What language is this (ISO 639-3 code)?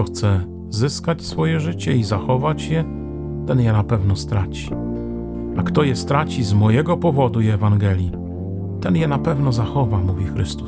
pol